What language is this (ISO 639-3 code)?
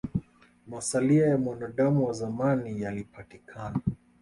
swa